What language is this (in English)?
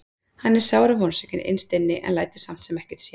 Icelandic